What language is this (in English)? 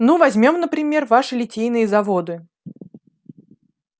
Russian